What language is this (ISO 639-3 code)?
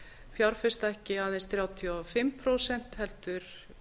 isl